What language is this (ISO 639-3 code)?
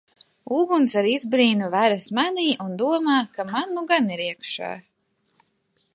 lav